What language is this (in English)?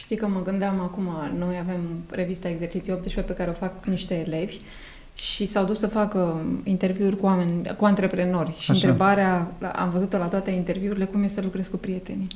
Romanian